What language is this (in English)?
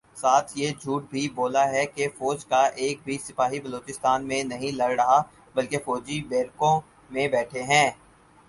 Urdu